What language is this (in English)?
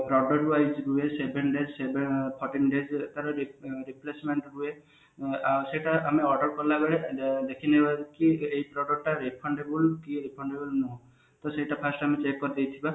Odia